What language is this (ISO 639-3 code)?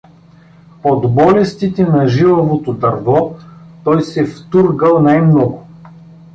bul